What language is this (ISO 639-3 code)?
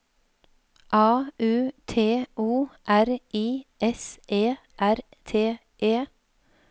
nor